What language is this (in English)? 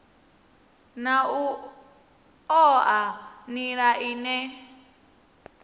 Venda